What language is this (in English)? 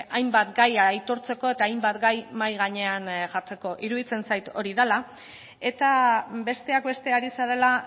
Basque